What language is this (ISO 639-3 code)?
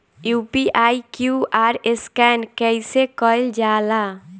bho